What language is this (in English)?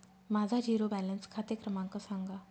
Marathi